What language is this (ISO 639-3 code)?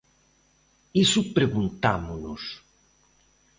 glg